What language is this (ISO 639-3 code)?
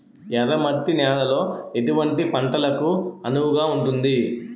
tel